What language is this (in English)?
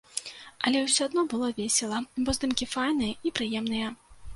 Belarusian